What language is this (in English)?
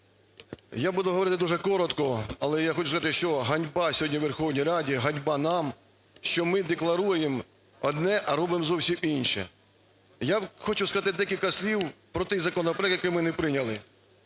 Ukrainian